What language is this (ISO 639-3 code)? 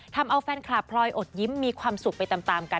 tha